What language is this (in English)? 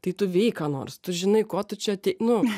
Lithuanian